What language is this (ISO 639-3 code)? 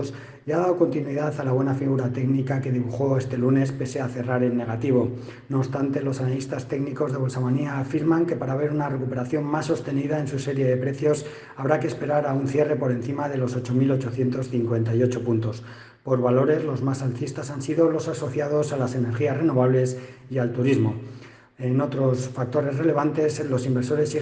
spa